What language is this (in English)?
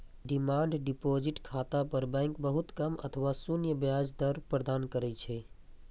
Maithili